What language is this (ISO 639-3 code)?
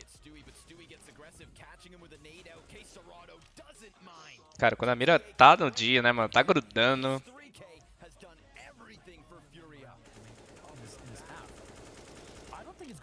por